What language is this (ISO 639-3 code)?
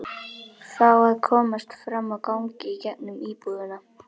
isl